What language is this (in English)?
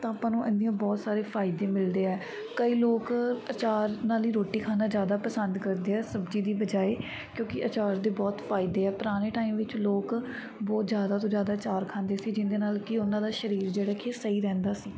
Punjabi